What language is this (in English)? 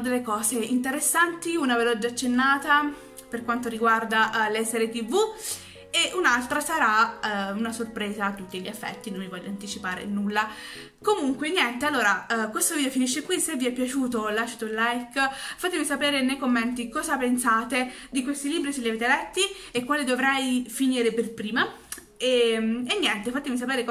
Italian